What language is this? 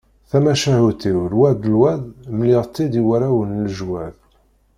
Kabyle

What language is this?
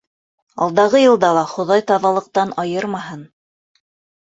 Bashkir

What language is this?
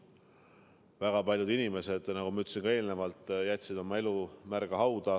Estonian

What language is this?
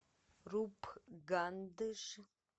Russian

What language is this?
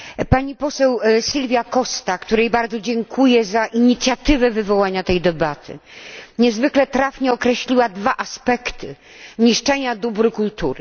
Polish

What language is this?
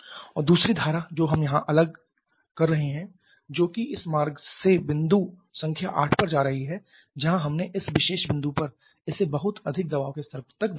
Hindi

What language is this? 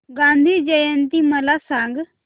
Marathi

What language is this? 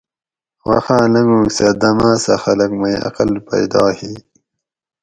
Gawri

